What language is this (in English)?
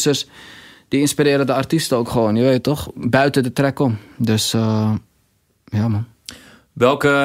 Dutch